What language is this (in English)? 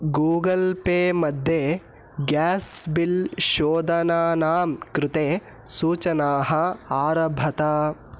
Sanskrit